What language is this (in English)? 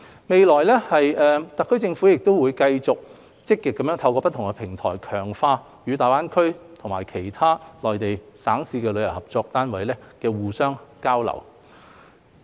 Cantonese